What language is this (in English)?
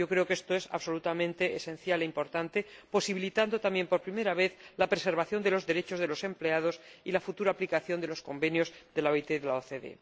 Spanish